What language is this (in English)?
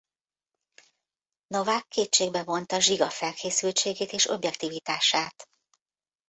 Hungarian